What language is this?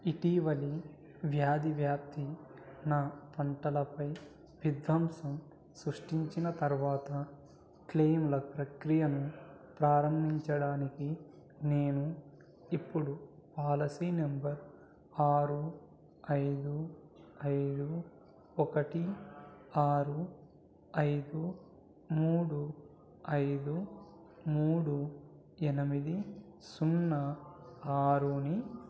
Telugu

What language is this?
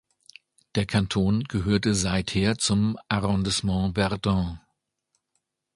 German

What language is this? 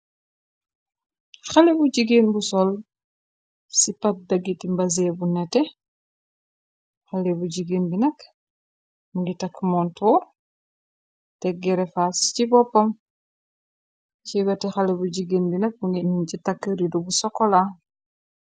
Wolof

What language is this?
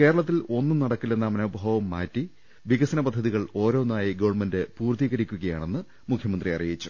Malayalam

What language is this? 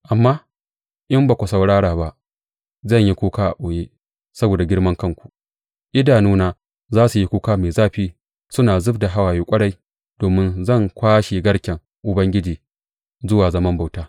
Hausa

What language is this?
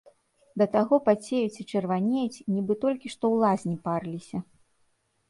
Belarusian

